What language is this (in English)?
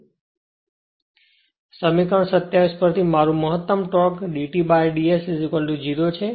Gujarati